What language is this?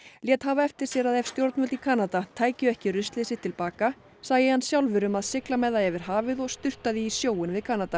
Icelandic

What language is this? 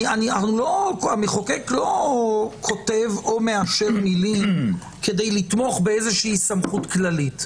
Hebrew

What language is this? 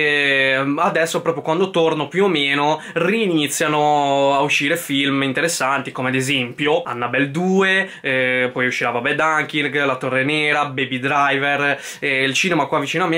Italian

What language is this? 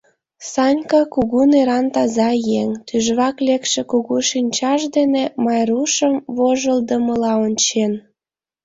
Mari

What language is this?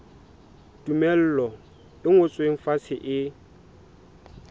Southern Sotho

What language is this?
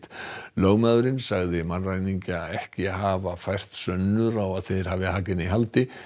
Icelandic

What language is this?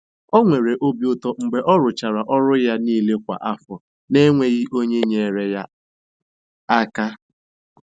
Igbo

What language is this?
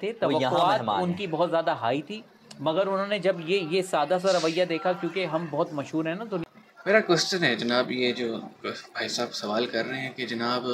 Hindi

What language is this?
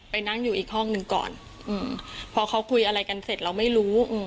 Thai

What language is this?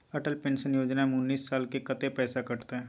Maithili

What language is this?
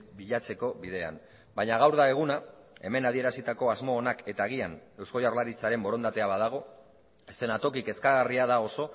Basque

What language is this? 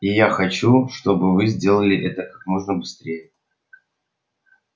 Russian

